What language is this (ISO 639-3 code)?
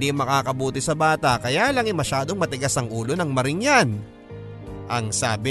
fil